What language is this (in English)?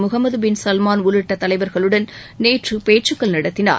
Tamil